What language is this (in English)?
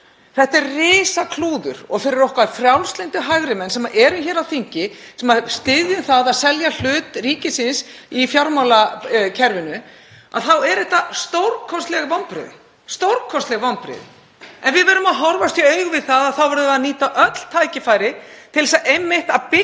Icelandic